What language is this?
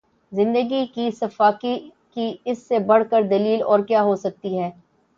Urdu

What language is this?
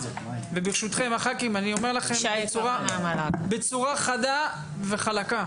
Hebrew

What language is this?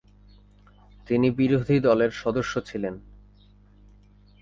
Bangla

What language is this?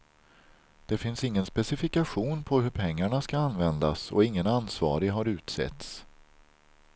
Swedish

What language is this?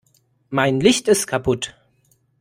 German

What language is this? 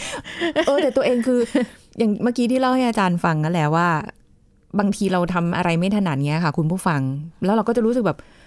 Thai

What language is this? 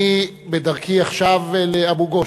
Hebrew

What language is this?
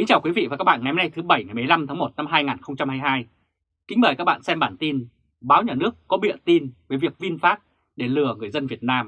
Vietnamese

